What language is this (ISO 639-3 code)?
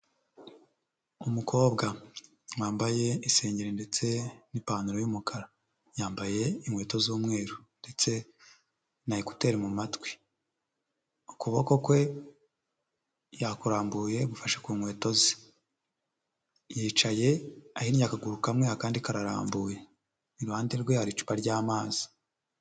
kin